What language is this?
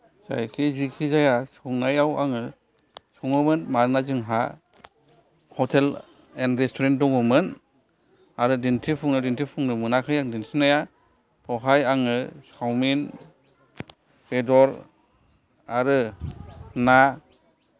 Bodo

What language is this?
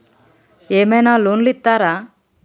Telugu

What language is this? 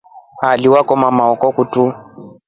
Rombo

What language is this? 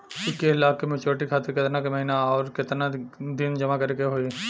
Bhojpuri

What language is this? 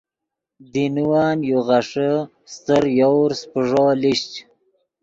Yidgha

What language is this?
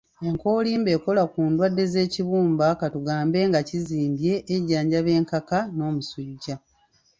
Ganda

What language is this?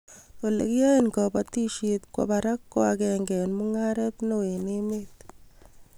Kalenjin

